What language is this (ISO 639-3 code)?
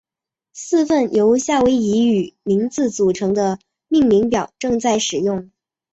zho